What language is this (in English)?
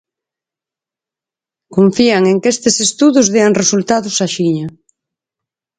Galician